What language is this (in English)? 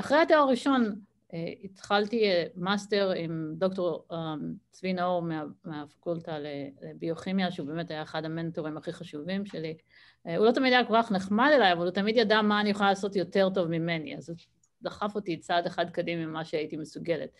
Hebrew